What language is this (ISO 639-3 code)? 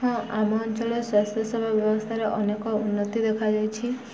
ori